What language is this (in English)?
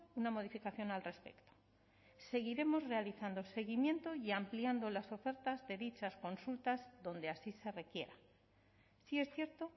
Spanish